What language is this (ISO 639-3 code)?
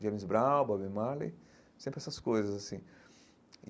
por